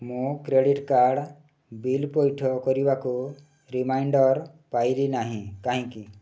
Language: Odia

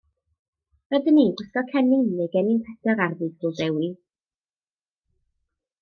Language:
Welsh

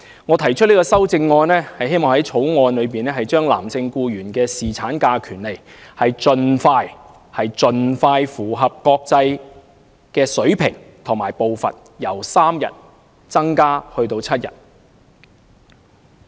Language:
Cantonese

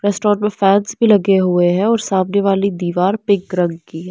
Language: Hindi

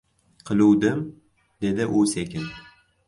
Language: Uzbek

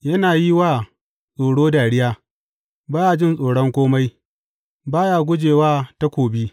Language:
Hausa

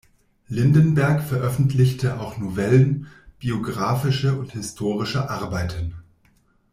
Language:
German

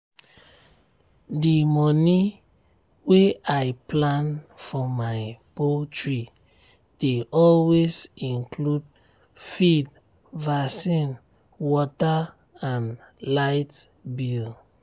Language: Nigerian Pidgin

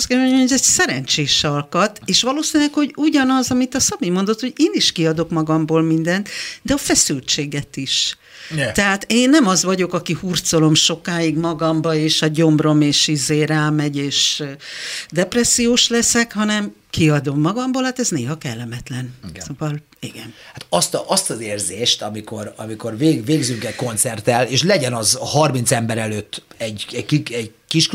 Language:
Hungarian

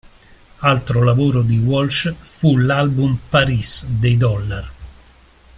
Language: Italian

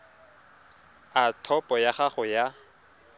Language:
Tswana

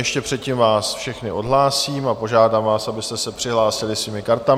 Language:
Czech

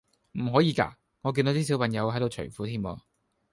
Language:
Cantonese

